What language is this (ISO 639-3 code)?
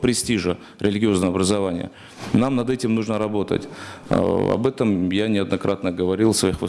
rus